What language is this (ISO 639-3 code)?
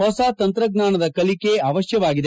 kan